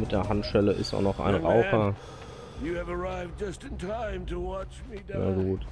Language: German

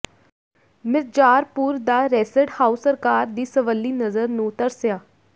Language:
Punjabi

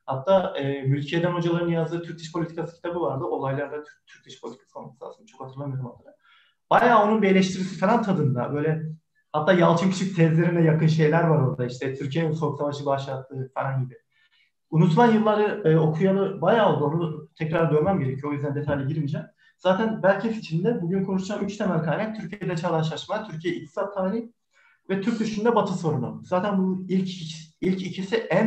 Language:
Turkish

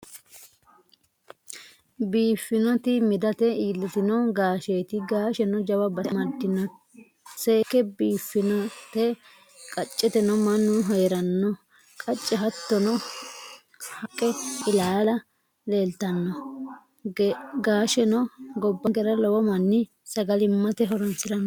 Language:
Sidamo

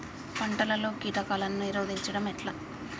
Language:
Telugu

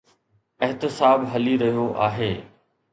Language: Sindhi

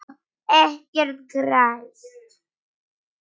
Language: Icelandic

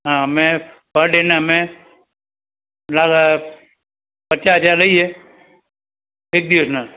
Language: Gujarati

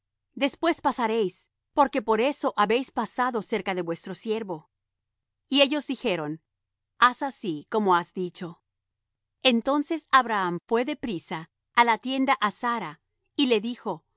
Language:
Spanish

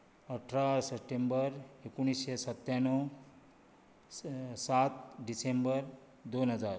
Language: Konkani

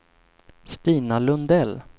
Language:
Swedish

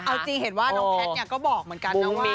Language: Thai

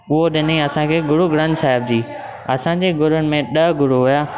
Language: Sindhi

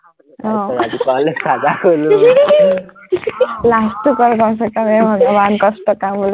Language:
Assamese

